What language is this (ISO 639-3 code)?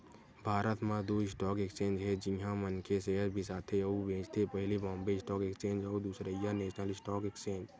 hne